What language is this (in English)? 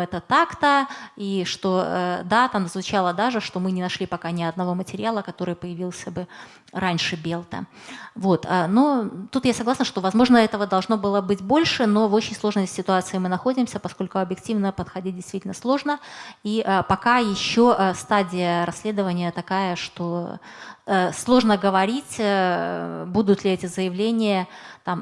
Russian